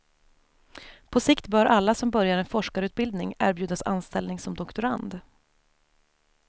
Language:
Swedish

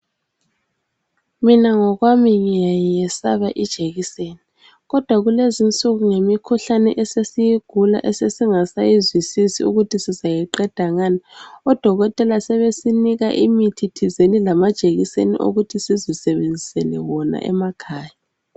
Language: North Ndebele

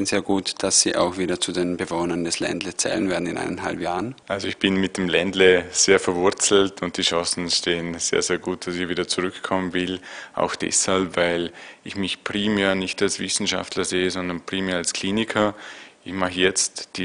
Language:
German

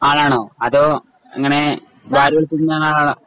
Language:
Malayalam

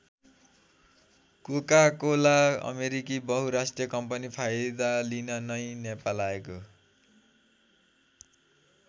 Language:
Nepali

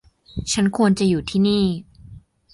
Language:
Thai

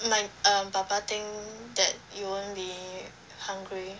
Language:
English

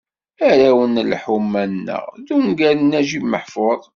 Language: Kabyle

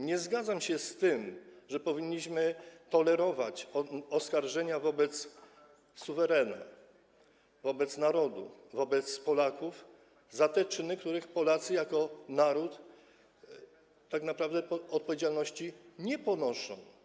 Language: Polish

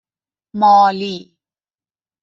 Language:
Persian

